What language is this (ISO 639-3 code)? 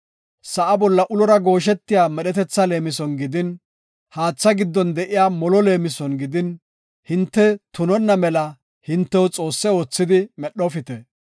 gof